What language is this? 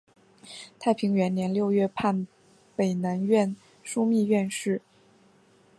Chinese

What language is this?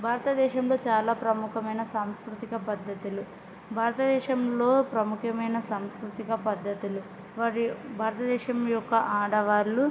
Telugu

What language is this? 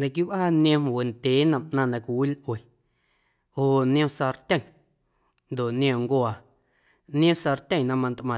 Guerrero Amuzgo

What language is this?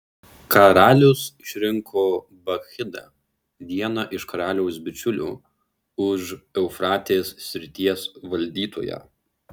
Lithuanian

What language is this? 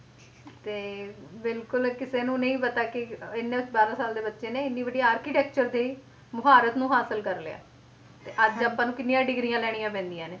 Punjabi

